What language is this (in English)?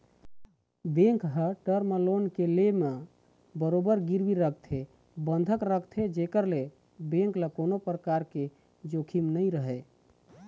Chhattisgarhi